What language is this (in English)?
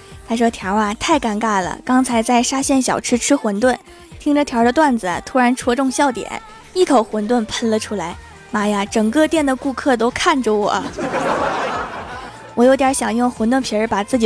Chinese